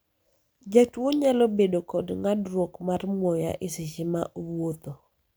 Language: Luo (Kenya and Tanzania)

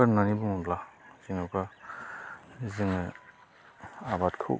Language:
Bodo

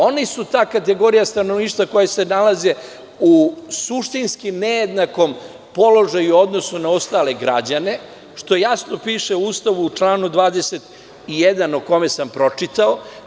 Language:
Serbian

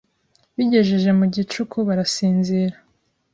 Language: Kinyarwanda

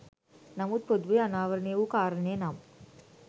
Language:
Sinhala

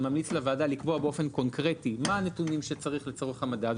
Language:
Hebrew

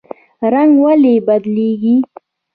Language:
Pashto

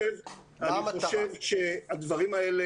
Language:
Hebrew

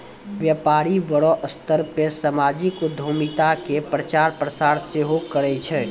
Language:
Maithili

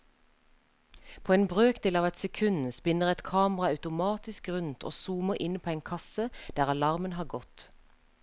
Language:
Norwegian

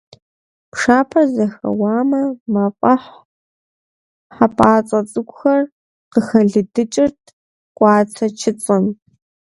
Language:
Kabardian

